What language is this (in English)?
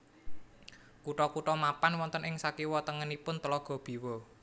Javanese